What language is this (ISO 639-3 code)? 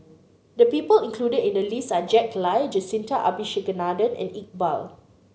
eng